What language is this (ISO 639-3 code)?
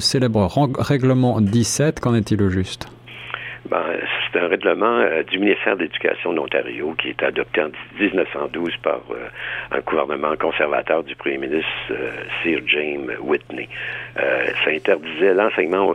fra